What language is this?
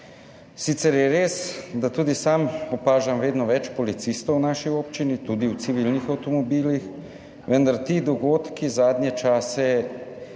Slovenian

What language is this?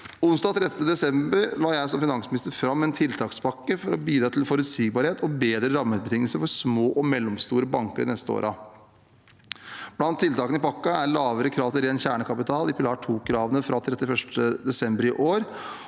Norwegian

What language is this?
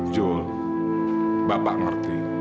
Indonesian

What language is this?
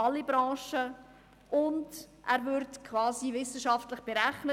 Swiss German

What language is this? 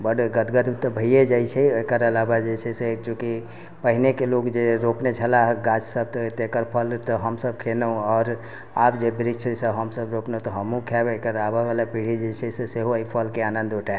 Maithili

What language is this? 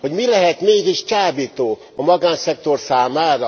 Hungarian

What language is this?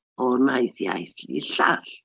Welsh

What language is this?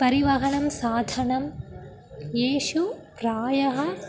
Sanskrit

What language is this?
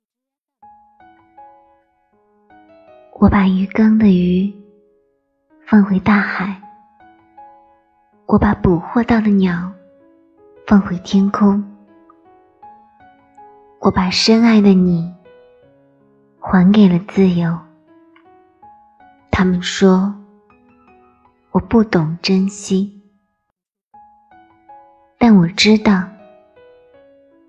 Chinese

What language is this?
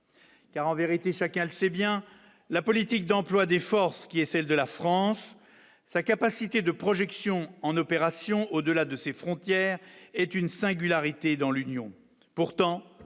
French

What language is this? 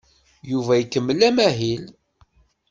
Kabyle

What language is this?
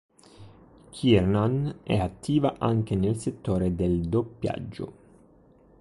Italian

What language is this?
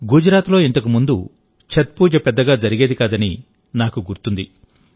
Telugu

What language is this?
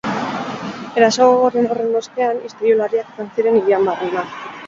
Basque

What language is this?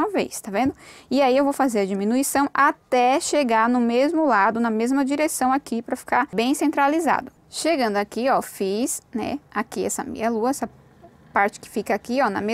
Portuguese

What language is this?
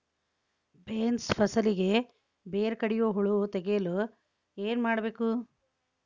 Kannada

